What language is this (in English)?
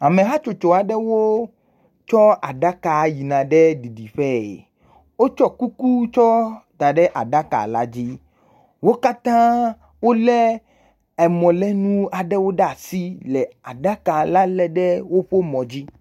Ewe